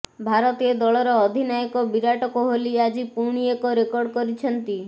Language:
Odia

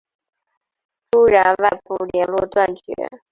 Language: Chinese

